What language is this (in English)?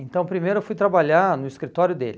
Portuguese